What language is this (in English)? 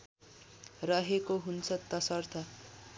Nepali